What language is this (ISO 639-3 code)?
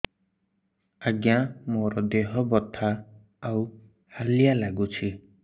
ori